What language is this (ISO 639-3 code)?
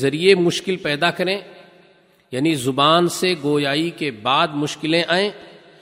urd